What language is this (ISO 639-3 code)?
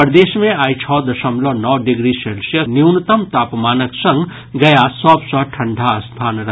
mai